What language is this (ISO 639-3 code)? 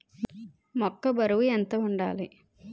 tel